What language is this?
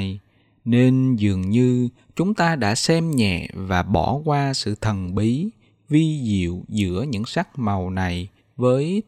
Vietnamese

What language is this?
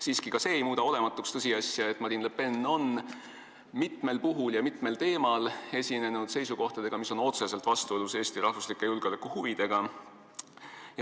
Estonian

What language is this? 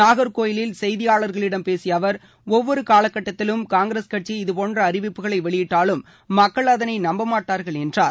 Tamil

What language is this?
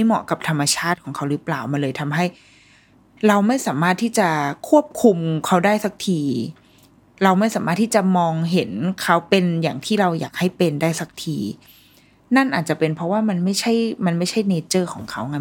Thai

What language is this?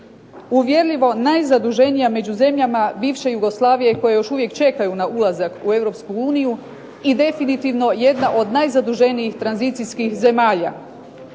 Croatian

